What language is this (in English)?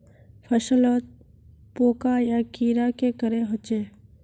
Magahi